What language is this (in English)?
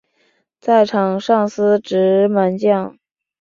Chinese